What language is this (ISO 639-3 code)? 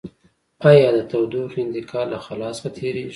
pus